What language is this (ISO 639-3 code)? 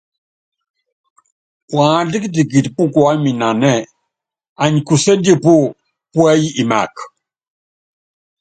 yav